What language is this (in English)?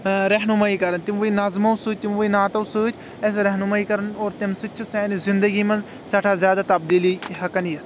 Kashmiri